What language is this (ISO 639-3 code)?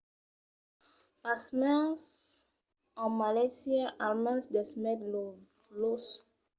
oci